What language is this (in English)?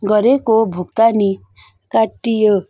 Nepali